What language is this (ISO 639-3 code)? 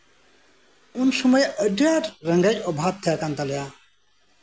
sat